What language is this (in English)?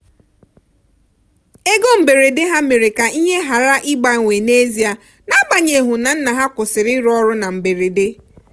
Igbo